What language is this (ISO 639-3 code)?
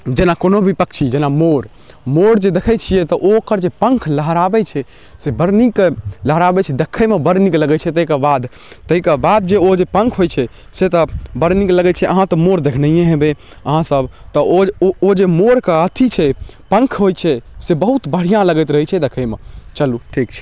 mai